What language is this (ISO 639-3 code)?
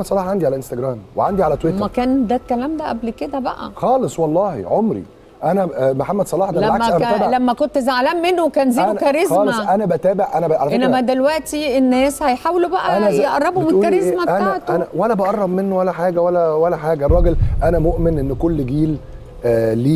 ara